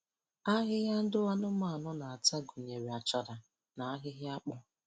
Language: Igbo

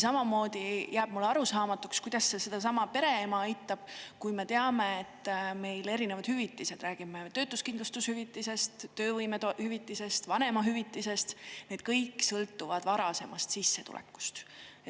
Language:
Estonian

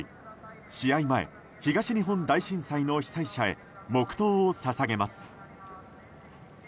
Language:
Japanese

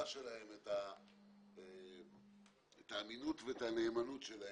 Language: Hebrew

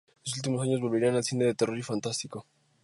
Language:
Spanish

